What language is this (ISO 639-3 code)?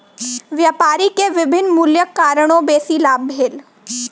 mai